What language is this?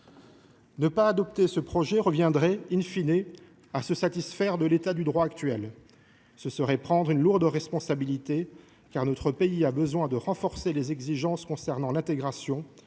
French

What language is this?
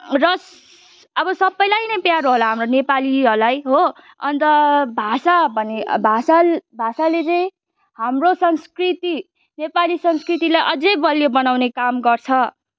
Nepali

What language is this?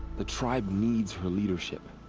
English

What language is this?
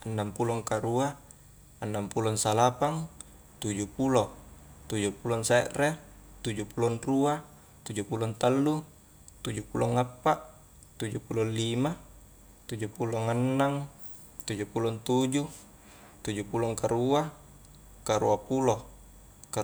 Highland Konjo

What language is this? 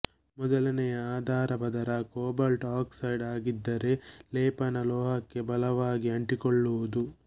Kannada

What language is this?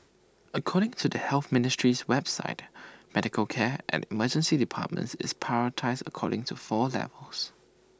English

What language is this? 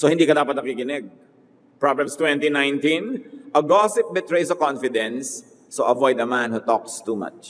Filipino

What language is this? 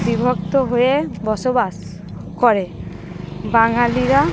Bangla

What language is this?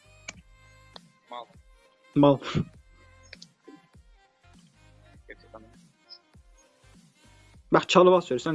Turkish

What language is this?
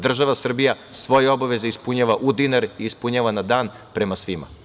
Serbian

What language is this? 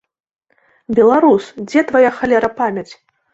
Belarusian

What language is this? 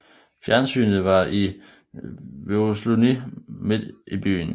Danish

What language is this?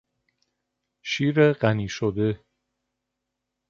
Persian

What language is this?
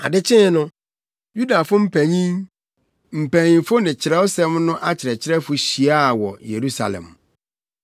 Akan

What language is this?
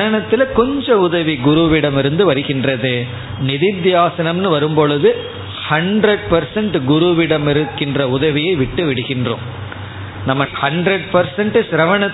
Tamil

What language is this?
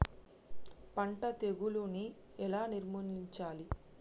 Telugu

